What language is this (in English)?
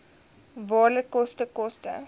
Afrikaans